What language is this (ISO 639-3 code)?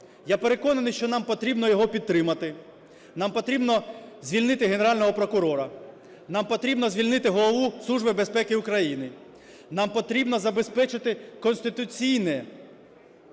ukr